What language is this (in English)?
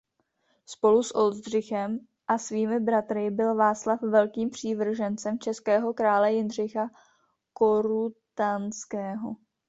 Czech